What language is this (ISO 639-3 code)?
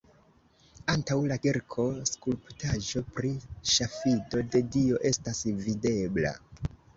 epo